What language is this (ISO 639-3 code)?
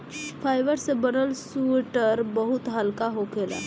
bho